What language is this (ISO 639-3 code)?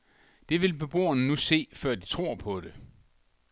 dan